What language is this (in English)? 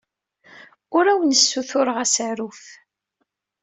Kabyle